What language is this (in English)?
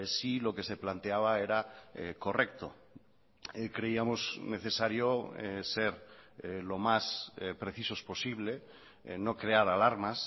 Spanish